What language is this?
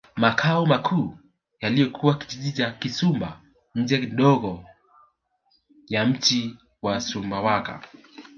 Swahili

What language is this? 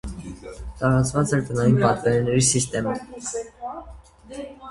Armenian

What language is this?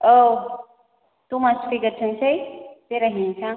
Bodo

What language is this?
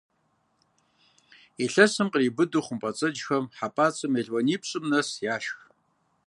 Kabardian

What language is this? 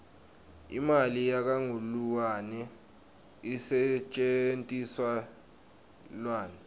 Swati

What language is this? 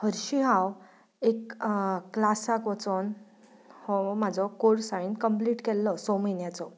Konkani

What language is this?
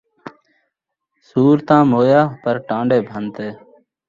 Saraiki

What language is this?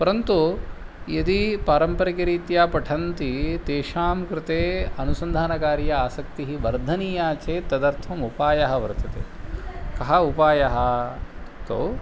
Sanskrit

